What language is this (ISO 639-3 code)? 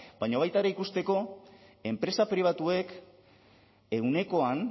eus